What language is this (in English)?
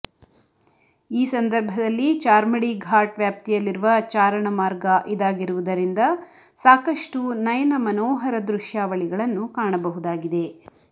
Kannada